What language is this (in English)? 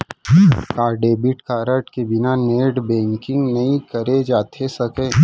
Chhattisgarhi